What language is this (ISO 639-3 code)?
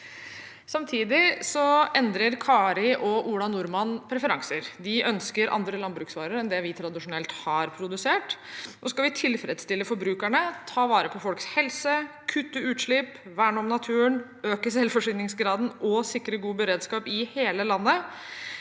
nor